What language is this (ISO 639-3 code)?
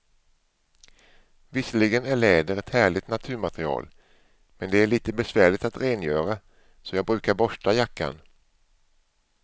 swe